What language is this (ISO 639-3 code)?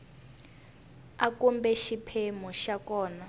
tso